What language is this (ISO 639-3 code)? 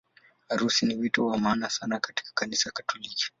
swa